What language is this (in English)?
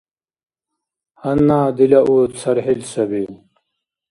Dargwa